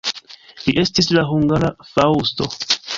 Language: Esperanto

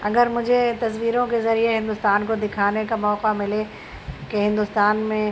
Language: Urdu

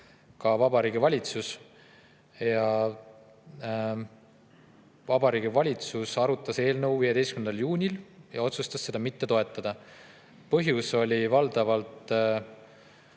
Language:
Estonian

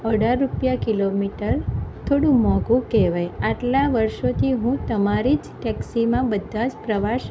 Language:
Gujarati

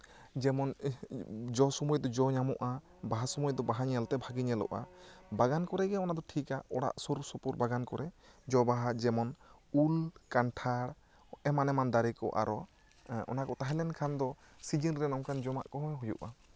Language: Santali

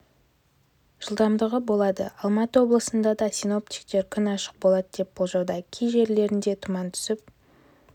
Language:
Kazakh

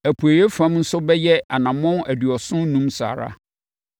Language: Akan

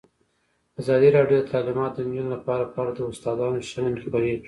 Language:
Pashto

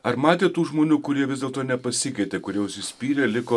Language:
Lithuanian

